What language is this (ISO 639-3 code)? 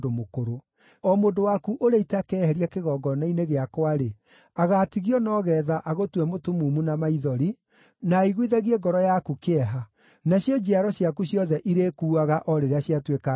kik